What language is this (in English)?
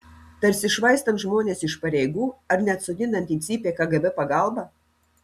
Lithuanian